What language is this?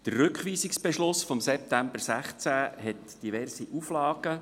Swiss German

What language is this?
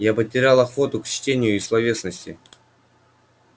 Russian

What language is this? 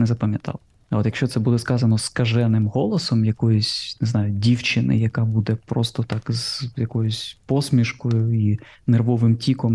Ukrainian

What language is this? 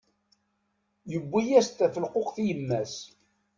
Kabyle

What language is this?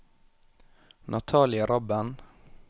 Norwegian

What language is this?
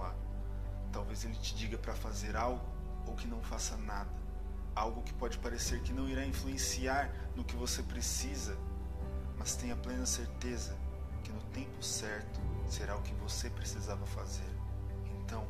Portuguese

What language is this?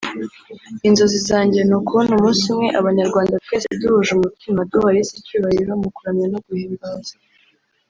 Kinyarwanda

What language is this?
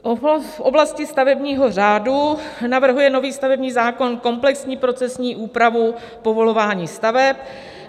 Czech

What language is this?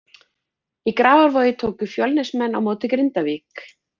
Icelandic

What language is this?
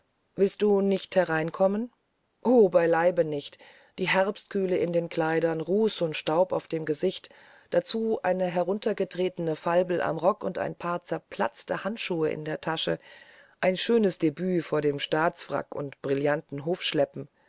German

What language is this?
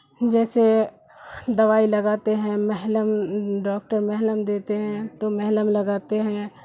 Urdu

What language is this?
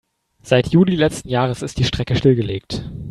German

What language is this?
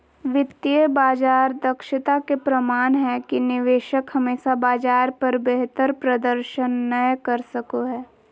Magahi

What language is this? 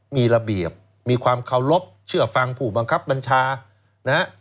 Thai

